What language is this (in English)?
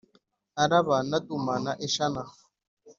Kinyarwanda